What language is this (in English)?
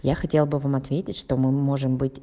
Russian